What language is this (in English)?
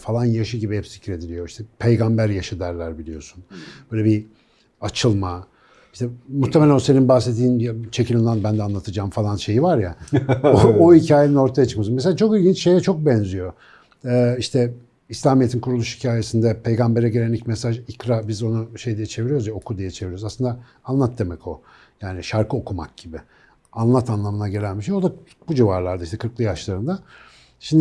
Turkish